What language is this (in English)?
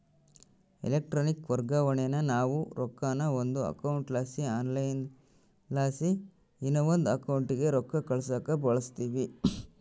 Kannada